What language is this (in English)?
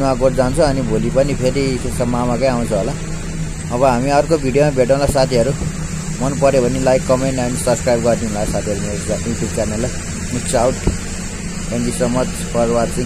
Thai